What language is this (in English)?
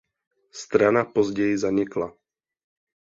Czech